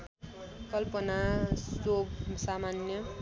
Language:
Nepali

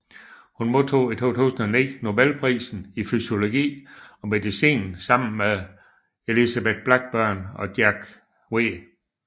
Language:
Danish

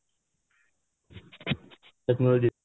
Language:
Odia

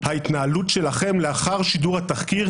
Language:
Hebrew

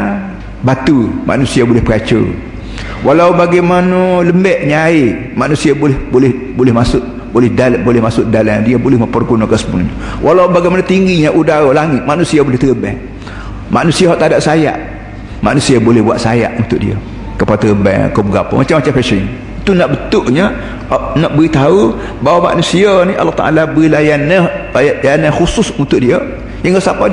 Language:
Malay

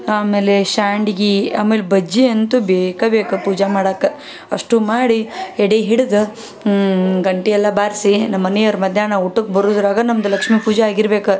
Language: Kannada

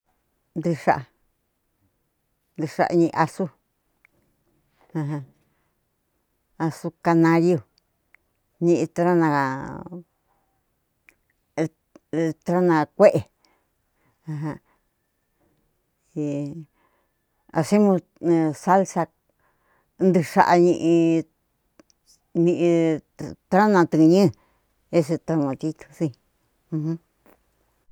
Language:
Cuyamecalco Mixtec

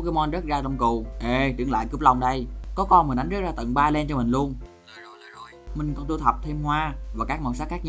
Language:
Vietnamese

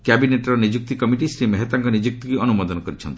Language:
Odia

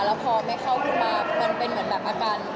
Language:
Thai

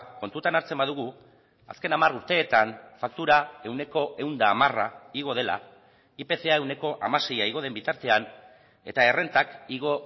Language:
Basque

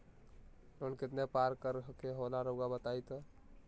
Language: Magahi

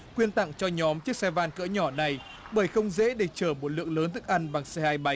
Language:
Vietnamese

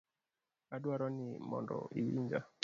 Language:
Luo (Kenya and Tanzania)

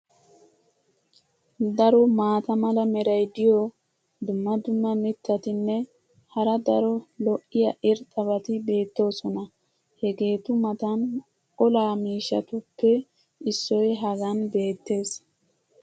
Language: Wolaytta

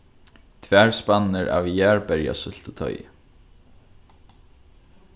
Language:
Faroese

